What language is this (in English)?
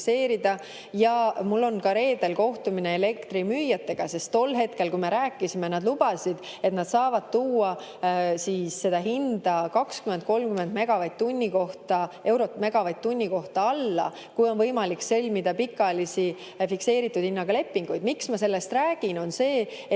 Estonian